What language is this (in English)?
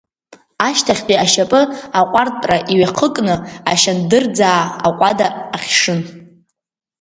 Abkhazian